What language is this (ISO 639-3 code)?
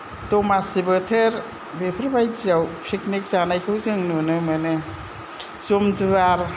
brx